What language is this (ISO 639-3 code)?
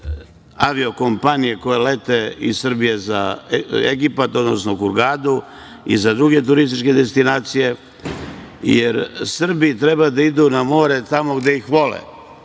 srp